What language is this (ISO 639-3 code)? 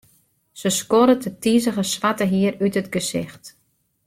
fry